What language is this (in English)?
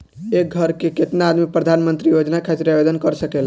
Bhojpuri